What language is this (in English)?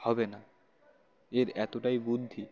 Bangla